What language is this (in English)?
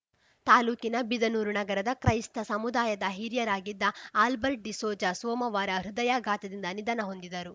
Kannada